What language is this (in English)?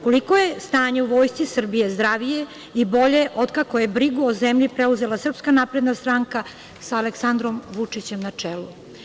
Serbian